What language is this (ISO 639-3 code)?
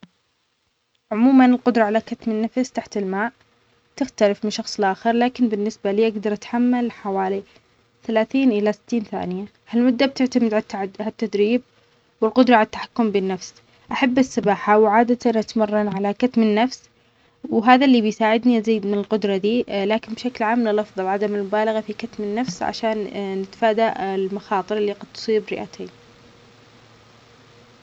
acx